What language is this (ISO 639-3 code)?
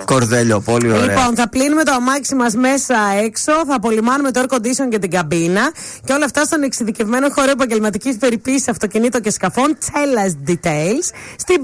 ell